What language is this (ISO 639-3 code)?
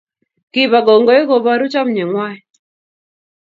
kln